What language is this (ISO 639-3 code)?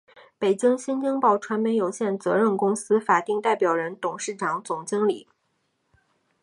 zho